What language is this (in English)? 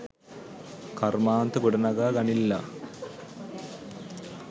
Sinhala